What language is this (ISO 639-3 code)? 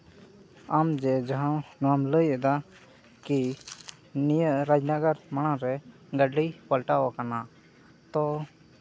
sat